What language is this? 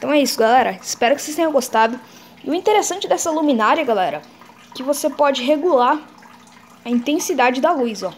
Portuguese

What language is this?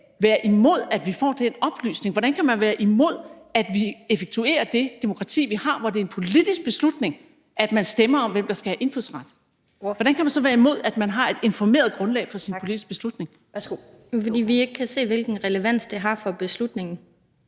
Danish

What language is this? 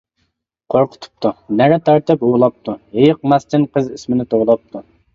Uyghur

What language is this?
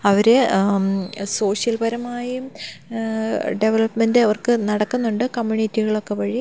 Malayalam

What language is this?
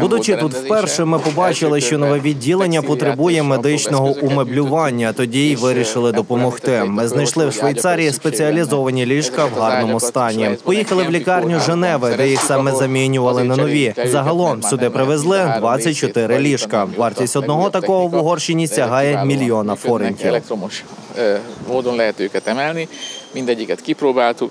Ukrainian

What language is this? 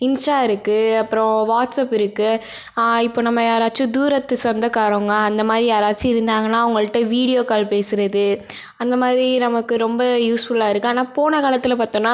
Tamil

